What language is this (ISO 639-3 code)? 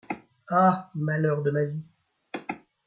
fra